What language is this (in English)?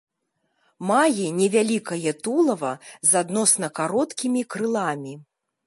Belarusian